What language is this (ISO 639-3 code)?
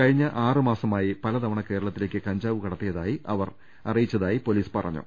mal